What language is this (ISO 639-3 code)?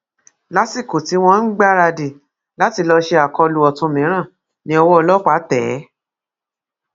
yor